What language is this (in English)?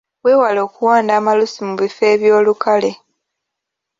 Ganda